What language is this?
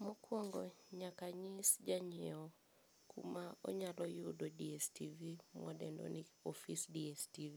Luo (Kenya and Tanzania)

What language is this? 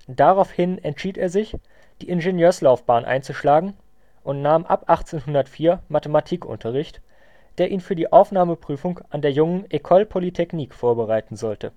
German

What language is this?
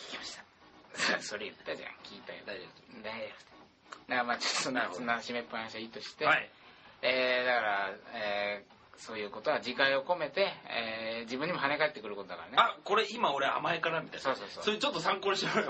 Japanese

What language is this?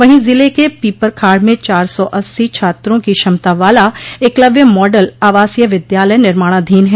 Hindi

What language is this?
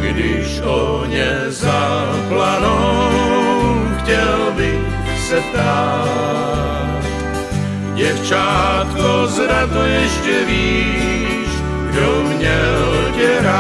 Czech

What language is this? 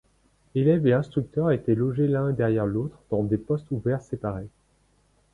French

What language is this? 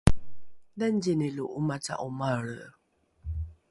Rukai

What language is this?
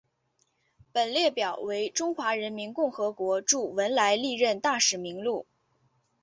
Chinese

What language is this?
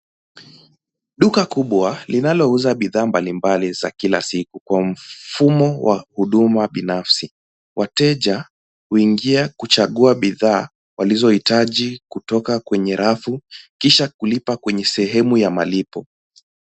Swahili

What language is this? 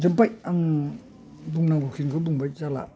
Bodo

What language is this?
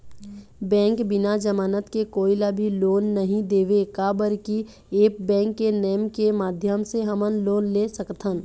Chhattisgarhi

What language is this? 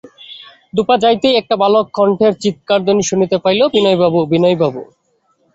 Bangla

